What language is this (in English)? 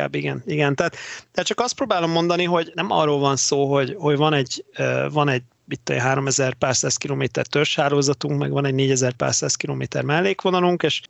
Hungarian